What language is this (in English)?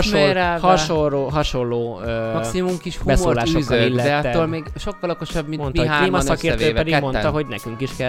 Hungarian